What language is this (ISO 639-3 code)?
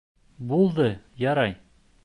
bak